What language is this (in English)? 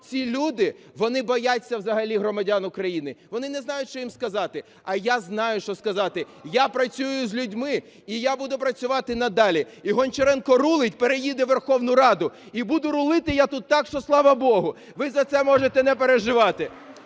Ukrainian